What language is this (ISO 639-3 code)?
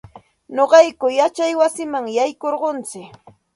qxt